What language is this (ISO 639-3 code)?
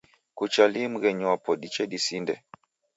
dav